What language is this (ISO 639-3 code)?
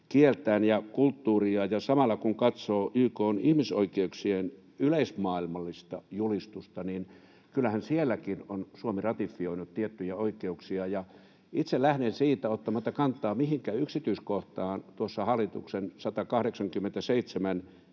fin